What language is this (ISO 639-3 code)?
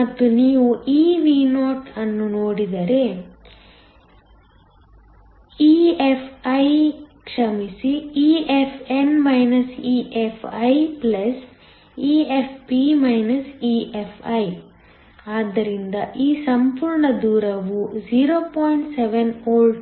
kan